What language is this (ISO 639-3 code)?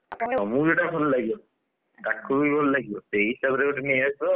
ori